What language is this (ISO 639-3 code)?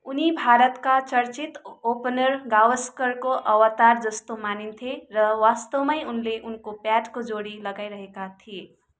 nep